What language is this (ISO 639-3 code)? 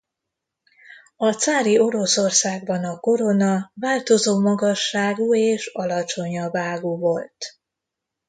hun